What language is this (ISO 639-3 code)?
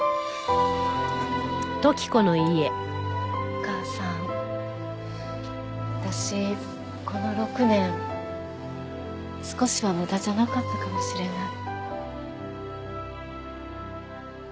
jpn